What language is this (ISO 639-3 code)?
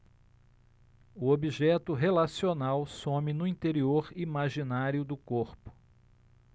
por